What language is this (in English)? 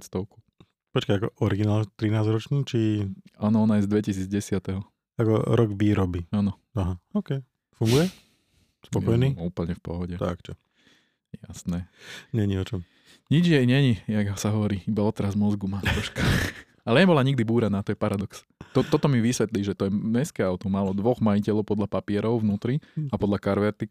Slovak